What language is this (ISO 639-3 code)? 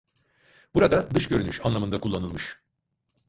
tur